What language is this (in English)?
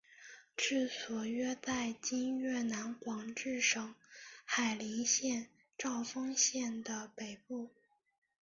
Chinese